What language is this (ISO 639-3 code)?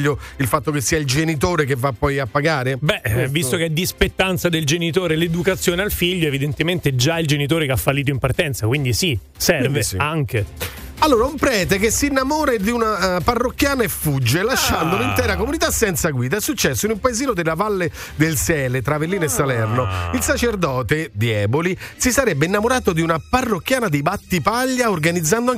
ita